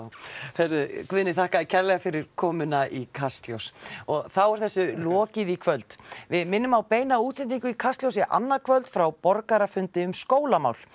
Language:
Icelandic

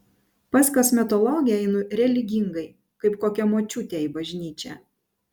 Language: Lithuanian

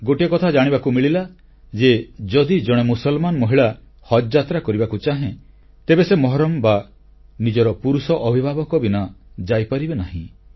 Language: Odia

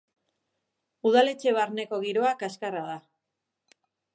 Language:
Basque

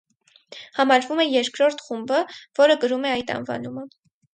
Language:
Armenian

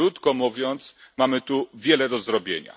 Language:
Polish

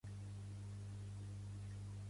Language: Catalan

